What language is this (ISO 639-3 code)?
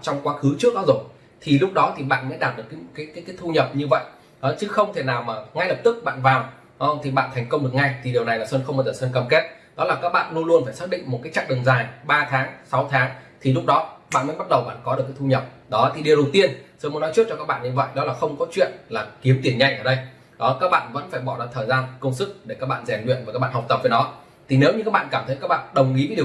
vie